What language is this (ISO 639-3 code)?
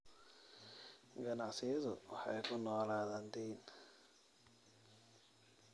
som